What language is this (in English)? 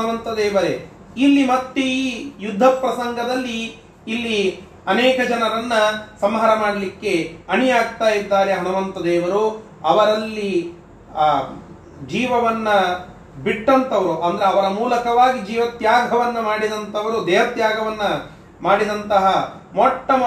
Kannada